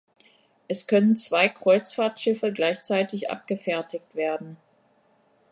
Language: German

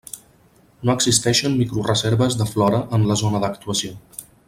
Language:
Catalan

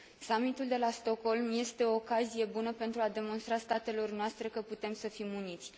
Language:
Romanian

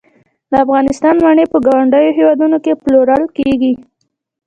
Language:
Pashto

